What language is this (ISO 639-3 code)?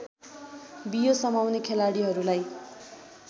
nep